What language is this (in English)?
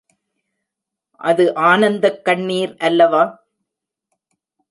Tamil